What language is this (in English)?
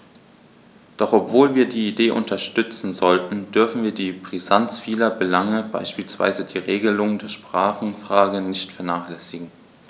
German